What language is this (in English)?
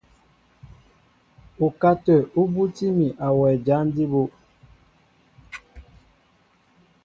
Mbo (Cameroon)